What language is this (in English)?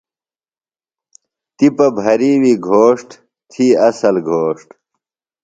Phalura